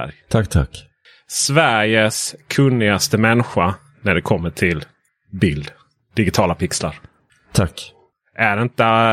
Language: Swedish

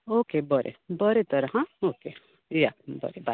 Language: Konkani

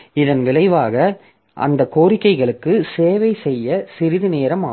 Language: Tamil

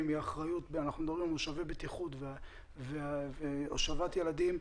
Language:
Hebrew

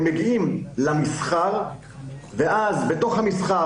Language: Hebrew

